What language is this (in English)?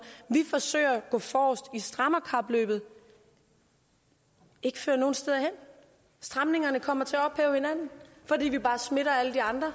Danish